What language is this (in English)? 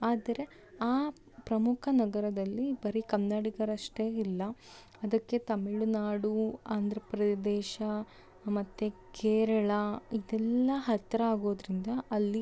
Kannada